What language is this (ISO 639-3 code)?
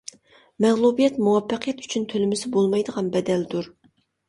uig